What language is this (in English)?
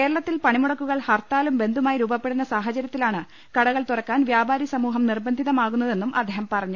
Malayalam